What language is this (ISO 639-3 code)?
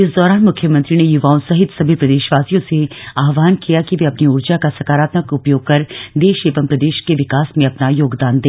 hin